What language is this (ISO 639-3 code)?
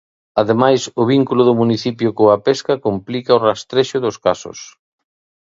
glg